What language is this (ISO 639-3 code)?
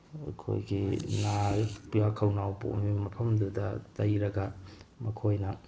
mni